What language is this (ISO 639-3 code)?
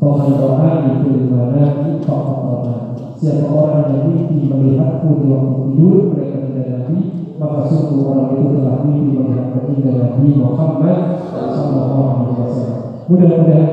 ind